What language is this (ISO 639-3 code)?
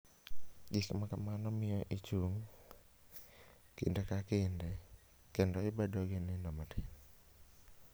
luo